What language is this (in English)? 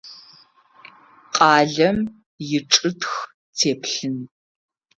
Adyghe